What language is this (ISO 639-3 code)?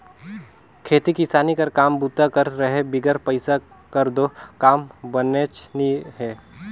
hne